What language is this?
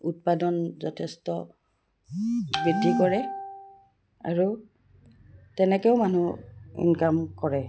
Assamese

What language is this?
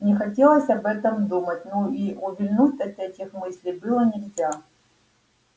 Russian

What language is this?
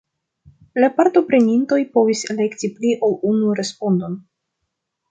Esperanto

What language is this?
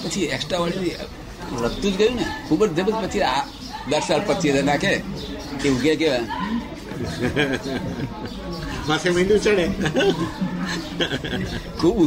Gujarati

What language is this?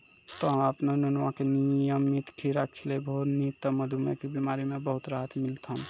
Maithili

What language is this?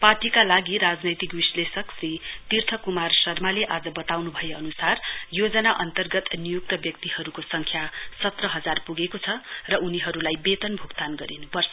Nepali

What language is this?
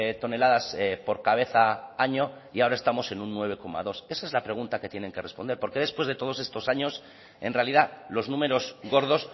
Spanish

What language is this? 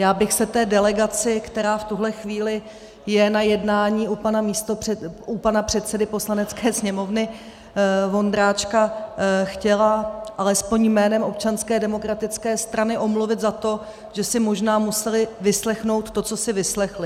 Czech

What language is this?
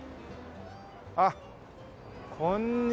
Japanese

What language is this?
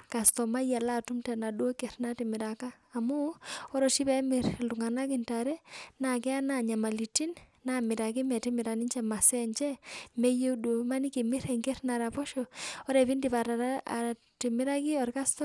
Masai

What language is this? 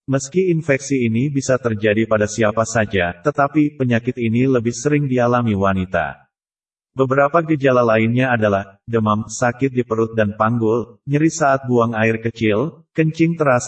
Indonesian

